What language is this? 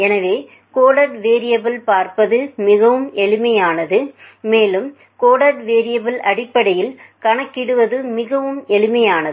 Tamil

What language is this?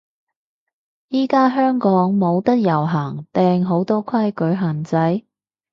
Cantonese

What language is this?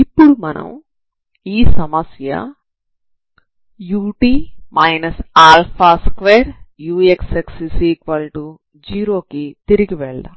Telugu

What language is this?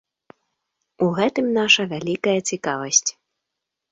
Belarusian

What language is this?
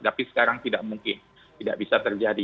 Indonesian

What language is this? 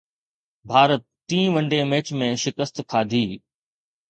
Sindhi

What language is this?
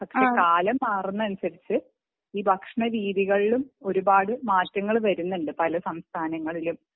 Malayalam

